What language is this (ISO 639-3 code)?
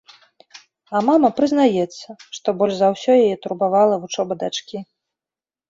bel